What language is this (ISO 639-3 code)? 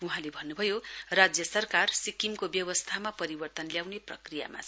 nep